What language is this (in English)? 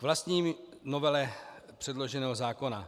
Czech